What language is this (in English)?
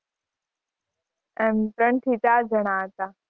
Gujarati